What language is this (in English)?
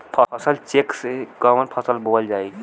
Bhojpuri